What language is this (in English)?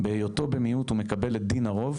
Hebrew